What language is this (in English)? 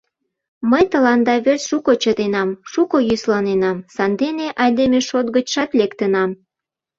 Mari